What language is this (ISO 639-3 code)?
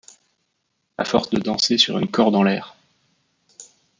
fra